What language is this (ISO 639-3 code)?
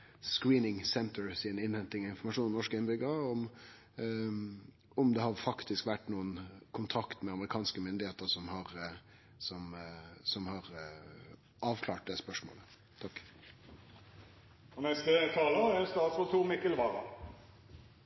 nor